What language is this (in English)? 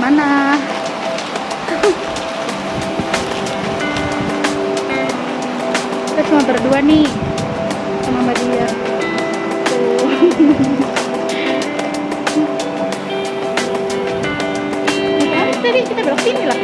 Indonesian